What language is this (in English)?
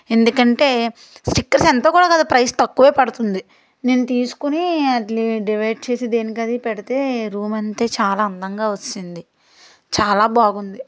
Telugu